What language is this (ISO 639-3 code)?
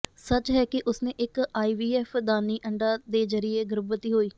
pan